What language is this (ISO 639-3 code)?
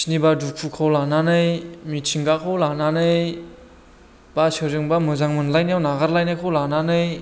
brx